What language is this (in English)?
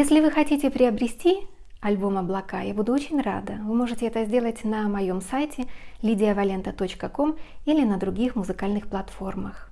Russian